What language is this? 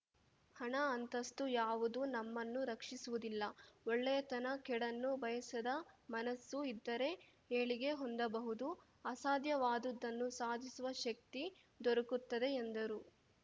Kannada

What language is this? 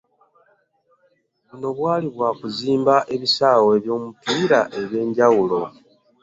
Ganda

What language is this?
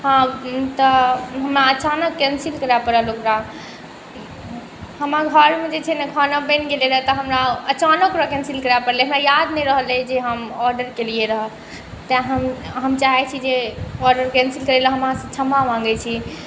Maithili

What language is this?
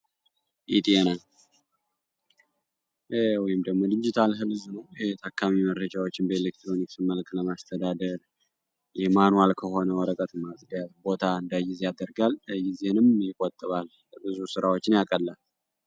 Amharic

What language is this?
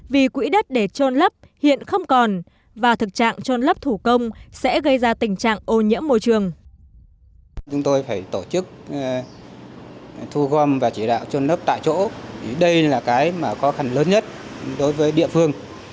Vietnamese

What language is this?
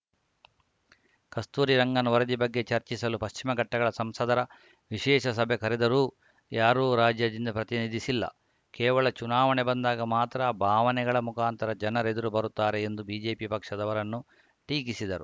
Kannada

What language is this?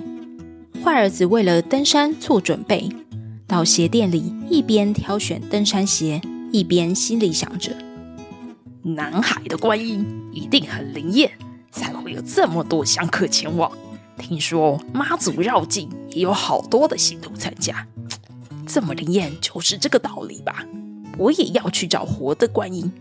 Chinese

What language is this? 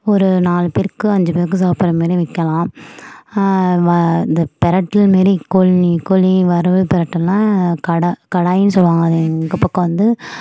Tamil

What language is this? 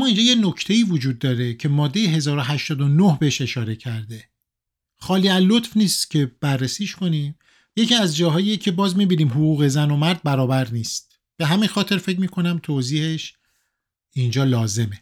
Persian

